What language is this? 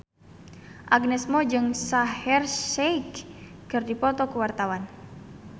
Sundanese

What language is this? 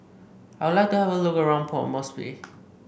English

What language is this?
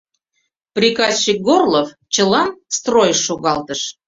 Mari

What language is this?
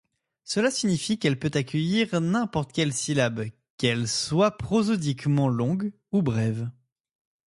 French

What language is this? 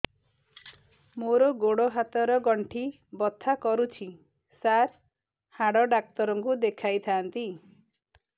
Odia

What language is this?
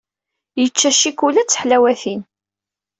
Kabyle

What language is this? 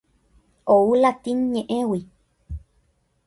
Guarani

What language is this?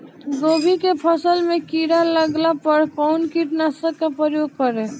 Bhojpuri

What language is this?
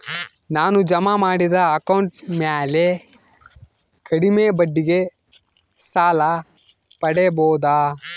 Kannada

